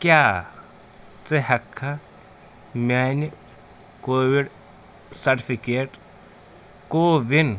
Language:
Kashmiri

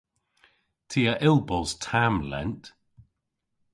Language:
Cornish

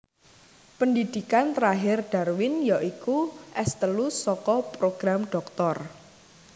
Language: Javanese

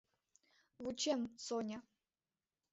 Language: Mari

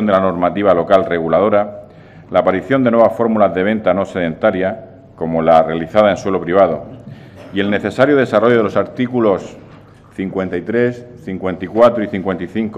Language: Spanish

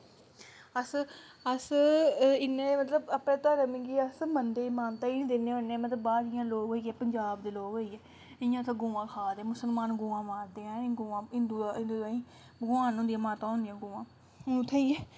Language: Dogri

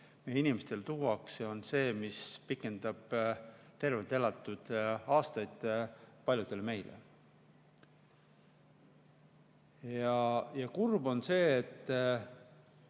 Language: Estonian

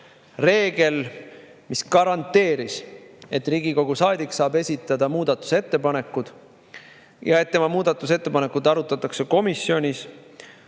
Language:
Estonian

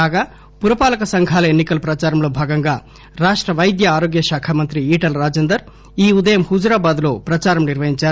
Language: Telugu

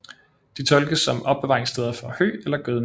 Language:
Danish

